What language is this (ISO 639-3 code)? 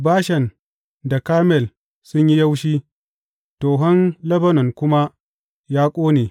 hau